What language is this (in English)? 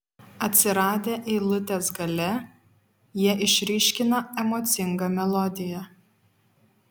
Lithuanian